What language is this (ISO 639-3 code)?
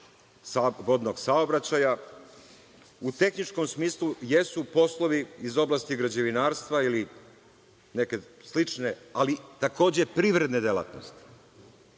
srp